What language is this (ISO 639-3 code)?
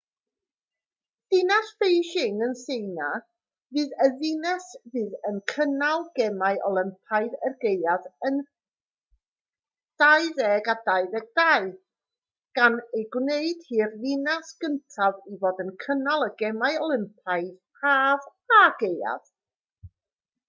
cym